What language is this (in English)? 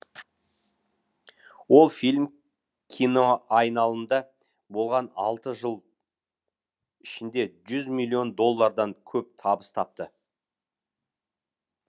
Kazakh